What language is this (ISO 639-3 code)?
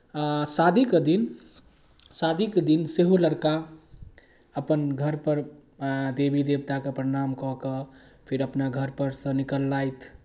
mai